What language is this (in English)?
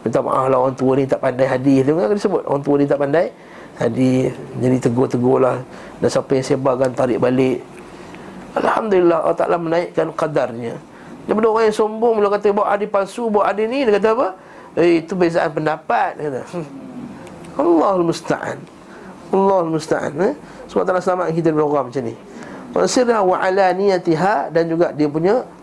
Malay